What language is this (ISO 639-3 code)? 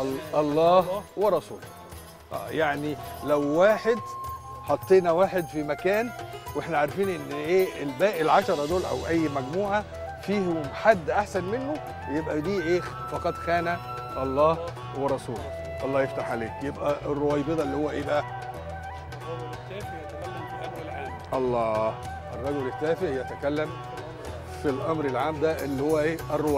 ara